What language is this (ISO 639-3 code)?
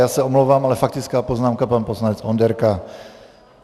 ces